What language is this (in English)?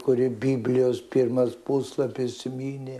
Lithuanian